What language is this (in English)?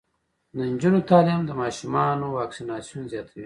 Pashto